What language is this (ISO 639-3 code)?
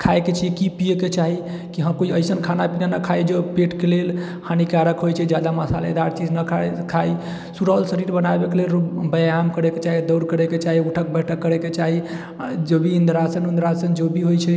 mai